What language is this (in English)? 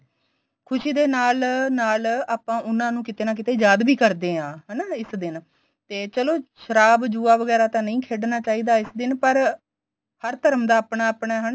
Punjabi